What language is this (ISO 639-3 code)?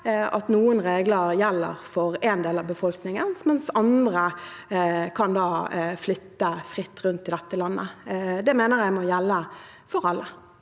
nor